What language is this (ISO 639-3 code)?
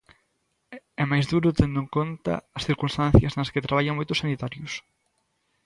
glg